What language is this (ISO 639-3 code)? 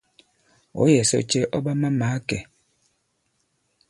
abb